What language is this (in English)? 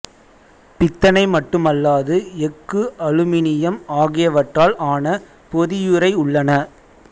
Tamil